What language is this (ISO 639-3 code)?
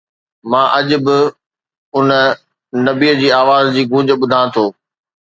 snd